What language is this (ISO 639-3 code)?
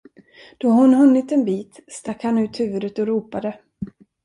swe